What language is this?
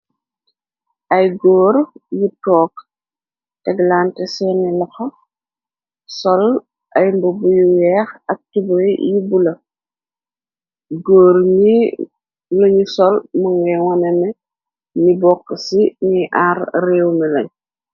Wolof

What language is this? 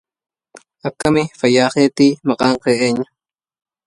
Arabic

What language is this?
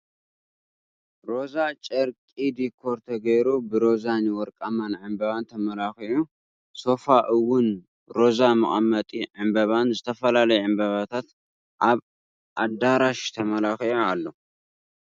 Tigrinya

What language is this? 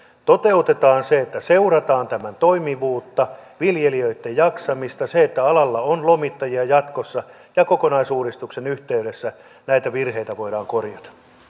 Finnish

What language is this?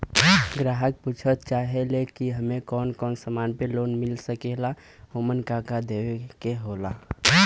Bhojpuri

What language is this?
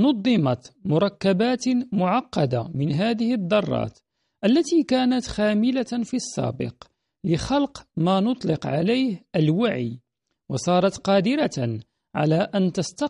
Arabic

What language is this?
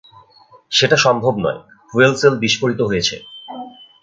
Bangla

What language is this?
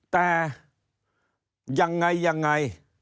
Thai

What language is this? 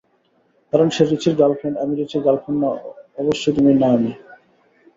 Bangla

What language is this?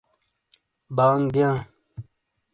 Shina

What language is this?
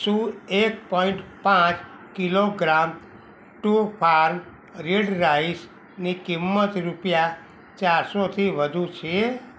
Gujarati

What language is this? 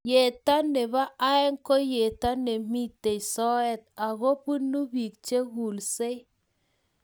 Kalenjin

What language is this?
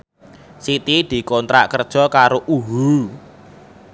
Javanese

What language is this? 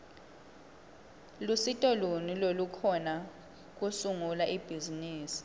Swati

